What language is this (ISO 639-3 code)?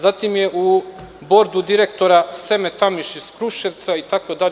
srp